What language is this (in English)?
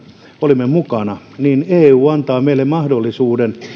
Finnish